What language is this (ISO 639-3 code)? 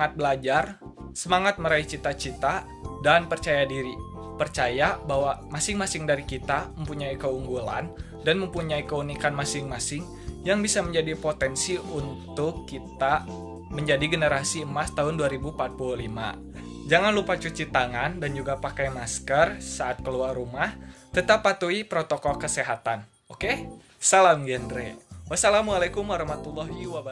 ind